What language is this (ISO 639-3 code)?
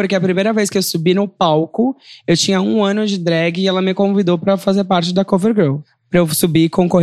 por